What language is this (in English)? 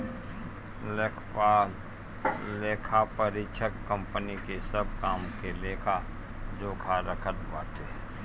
Bhojpuri